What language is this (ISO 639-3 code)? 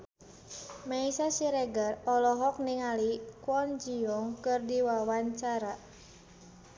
sun